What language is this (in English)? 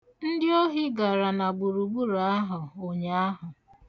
Igbo